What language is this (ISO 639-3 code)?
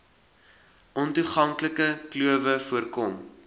afr